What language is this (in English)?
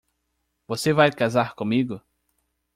Portuguese